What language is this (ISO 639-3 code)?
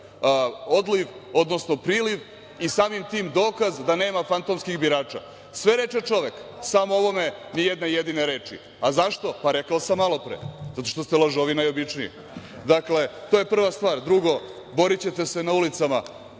srp